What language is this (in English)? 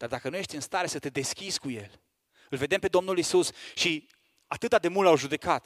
Romanian